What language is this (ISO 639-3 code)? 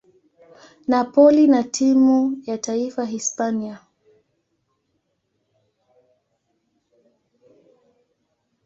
swa